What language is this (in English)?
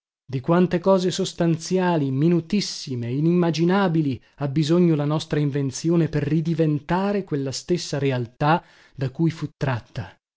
Italian